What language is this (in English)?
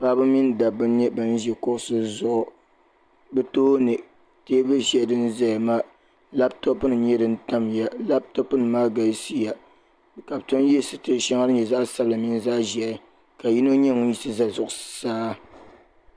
Dagbani